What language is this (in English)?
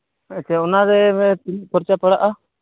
Santali